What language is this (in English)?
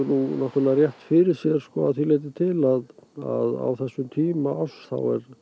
Icelandic